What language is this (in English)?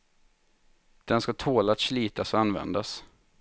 Swedish